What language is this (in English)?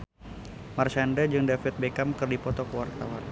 Sundanese